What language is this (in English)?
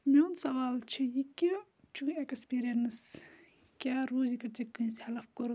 Kashmiri